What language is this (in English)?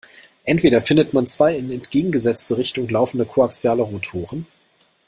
German